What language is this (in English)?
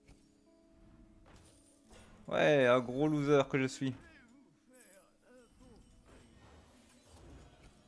French